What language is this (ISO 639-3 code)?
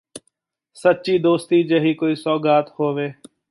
pan